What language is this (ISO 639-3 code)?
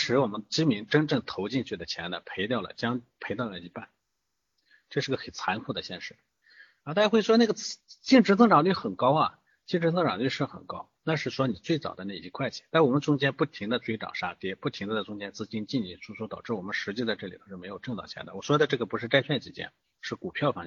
zho